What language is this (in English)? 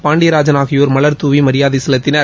Tamil